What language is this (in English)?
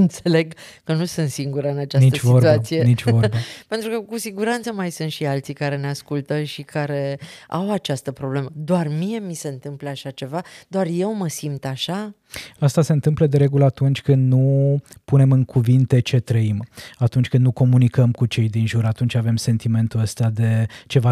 Romanian